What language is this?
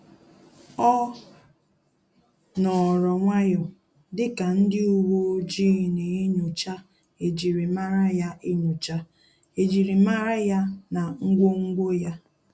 Igbo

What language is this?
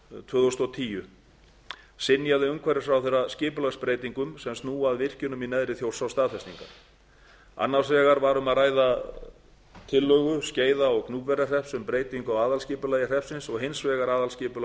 Icelandic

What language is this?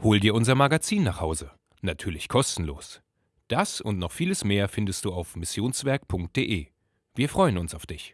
German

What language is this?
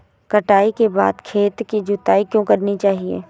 Hindi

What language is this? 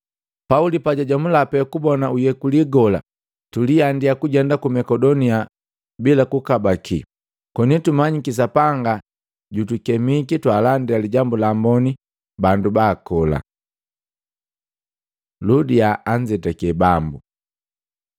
Matengo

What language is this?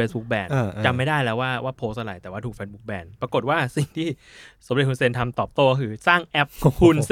Thai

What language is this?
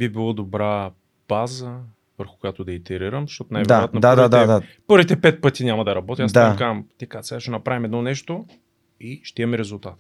Bulgarian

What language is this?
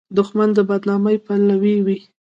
Pashto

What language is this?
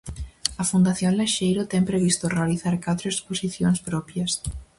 Galician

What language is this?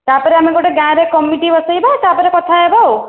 Odia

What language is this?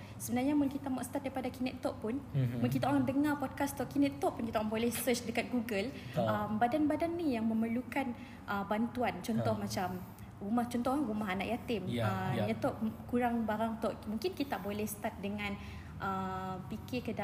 Malay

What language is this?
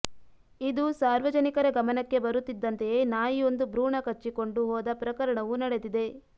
Kannada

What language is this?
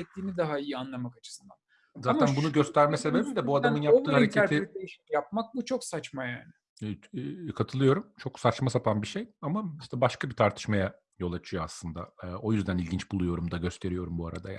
Turkish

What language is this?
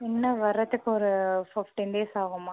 Tamil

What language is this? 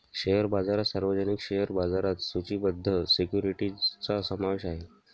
Marathi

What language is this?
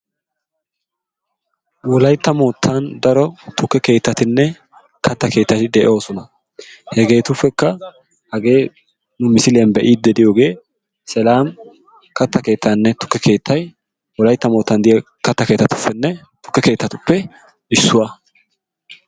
Wolaytta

